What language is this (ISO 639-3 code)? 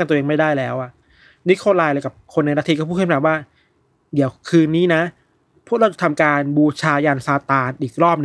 tha